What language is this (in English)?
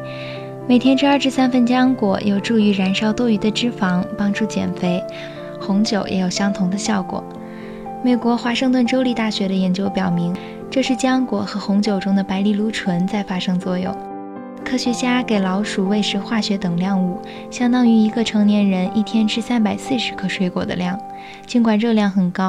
Chinese